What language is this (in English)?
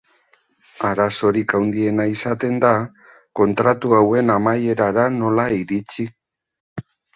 Basque